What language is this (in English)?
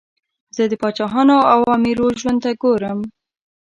Pashto